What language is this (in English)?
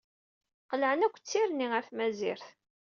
Kabyle